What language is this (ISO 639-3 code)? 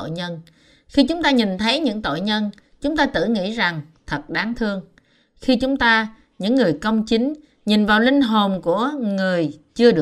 vie